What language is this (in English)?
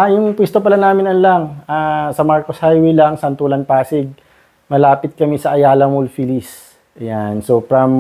Filipino